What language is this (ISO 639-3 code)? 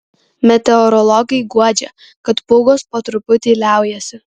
lit